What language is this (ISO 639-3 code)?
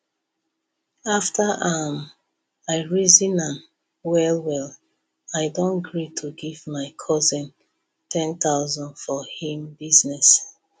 pcm